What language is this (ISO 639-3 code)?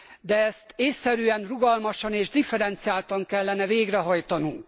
hun